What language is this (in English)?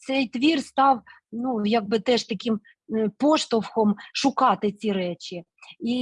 Ukrainian